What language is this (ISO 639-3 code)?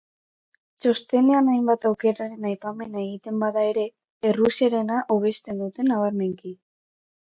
eus